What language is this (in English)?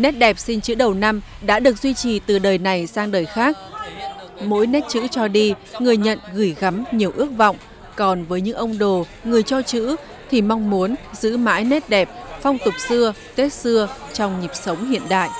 Vietnamese